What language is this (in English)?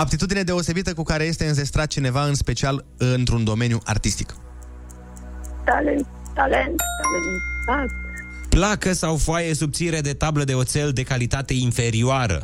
Romanian